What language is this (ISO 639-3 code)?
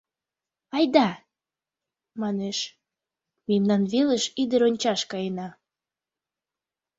chm